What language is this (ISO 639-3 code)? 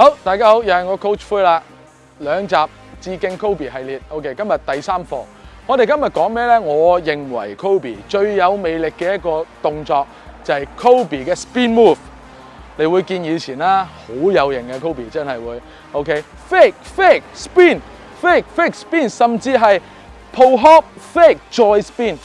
zho